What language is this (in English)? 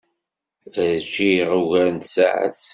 Kabyle